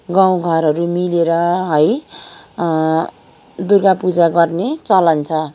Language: Nepali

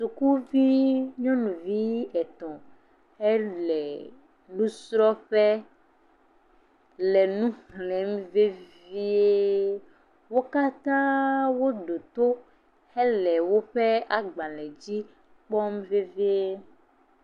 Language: Ewe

